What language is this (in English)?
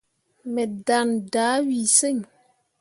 Mundang